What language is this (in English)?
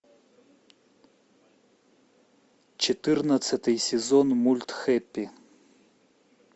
Russian